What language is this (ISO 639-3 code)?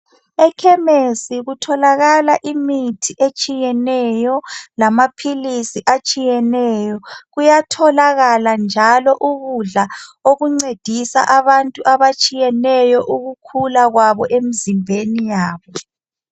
nde